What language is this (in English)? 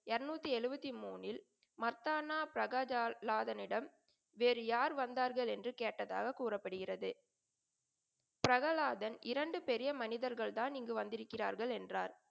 Tamil